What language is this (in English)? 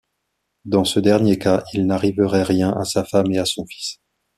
French